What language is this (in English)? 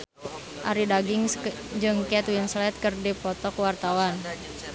Sundanese